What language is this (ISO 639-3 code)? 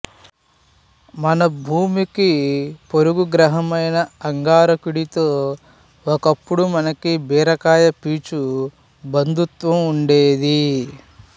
tel